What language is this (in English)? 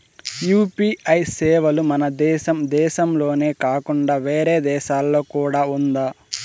Telugu